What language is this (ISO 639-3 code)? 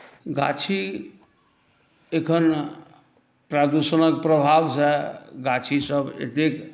mai